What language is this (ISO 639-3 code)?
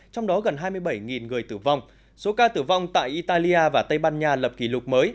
vie